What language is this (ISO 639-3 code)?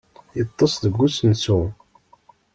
kab